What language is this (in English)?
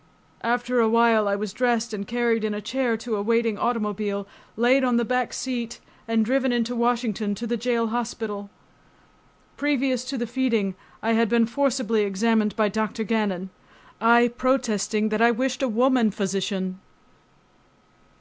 English